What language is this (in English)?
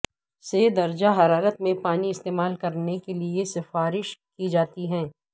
Urdu